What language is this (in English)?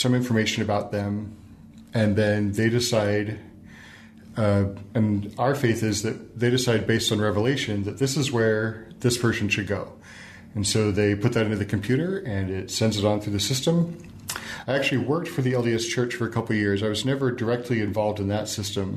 English